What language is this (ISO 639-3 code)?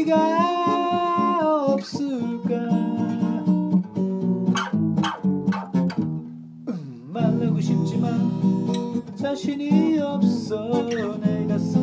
spa